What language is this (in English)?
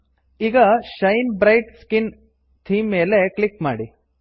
Kannada